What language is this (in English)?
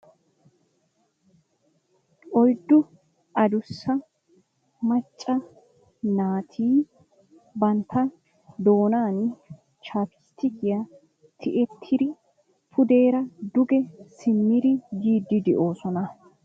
Wolaytta